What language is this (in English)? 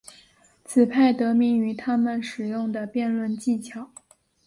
Chinese